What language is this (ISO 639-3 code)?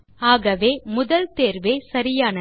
tam